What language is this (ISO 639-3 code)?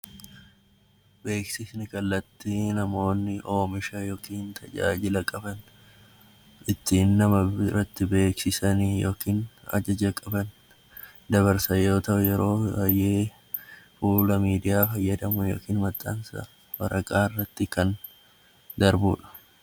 orm